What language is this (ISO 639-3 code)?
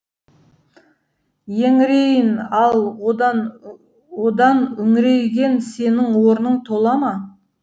kaz